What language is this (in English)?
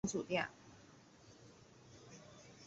Chinese